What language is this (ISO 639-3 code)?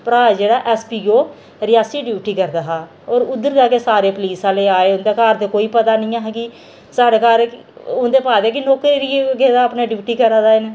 doi